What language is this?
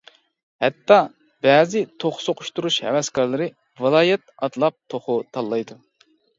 Uyghur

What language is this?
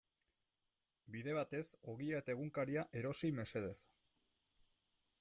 Basque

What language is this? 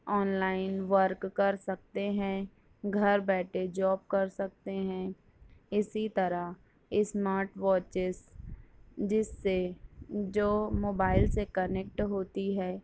Urdu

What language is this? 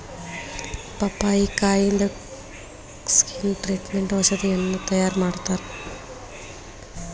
Kannada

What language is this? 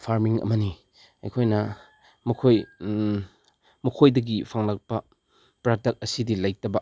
Manipuri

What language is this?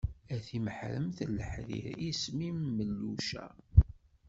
Kabyle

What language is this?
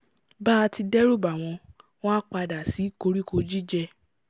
Yoruba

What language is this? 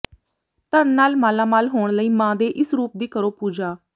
Punjabi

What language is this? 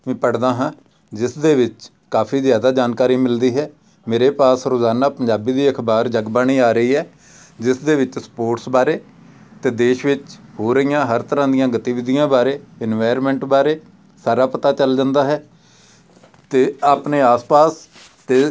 Punjabi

